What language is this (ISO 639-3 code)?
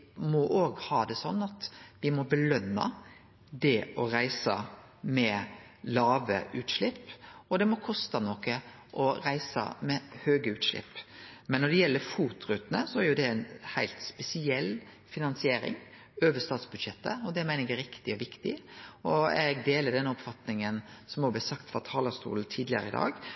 nno